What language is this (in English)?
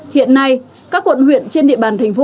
Vietnamese